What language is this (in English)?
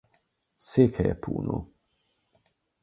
Hungarian